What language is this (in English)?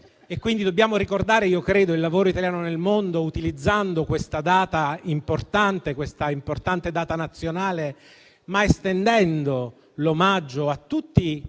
Italian